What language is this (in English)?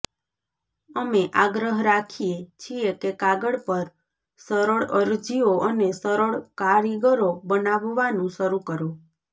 Gujarati